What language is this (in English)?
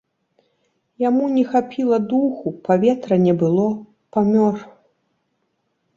Belarusian